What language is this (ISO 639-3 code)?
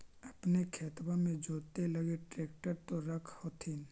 mag